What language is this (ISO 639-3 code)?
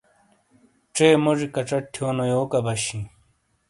scl